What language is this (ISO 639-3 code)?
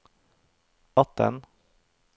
nor